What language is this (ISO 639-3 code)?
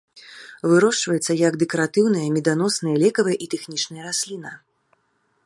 bel